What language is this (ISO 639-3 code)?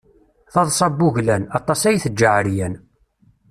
kab